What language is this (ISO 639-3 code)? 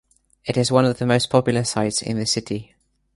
eng